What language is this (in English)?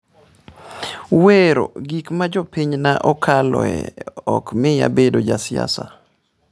Luo (Kenya and Tanzania)